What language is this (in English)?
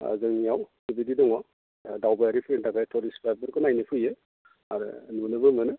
Bodo